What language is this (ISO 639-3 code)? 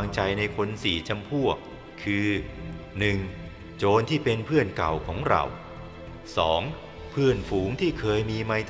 tha